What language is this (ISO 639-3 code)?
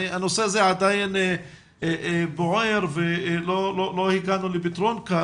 heb